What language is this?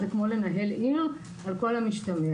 Hebrew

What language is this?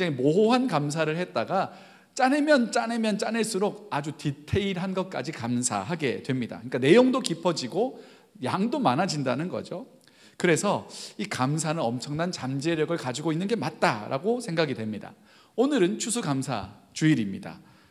Korean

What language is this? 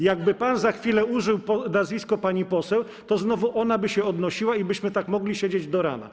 Polish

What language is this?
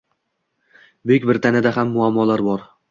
Uzbek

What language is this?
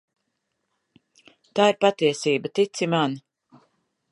Latvian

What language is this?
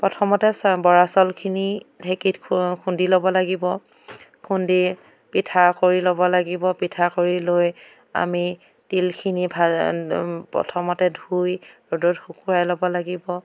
Assamese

